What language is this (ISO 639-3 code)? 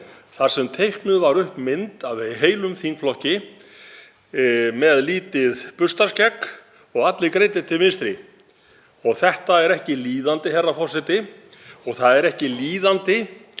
isl